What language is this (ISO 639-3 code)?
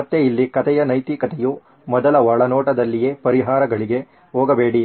kan